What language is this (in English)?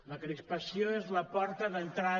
Catalan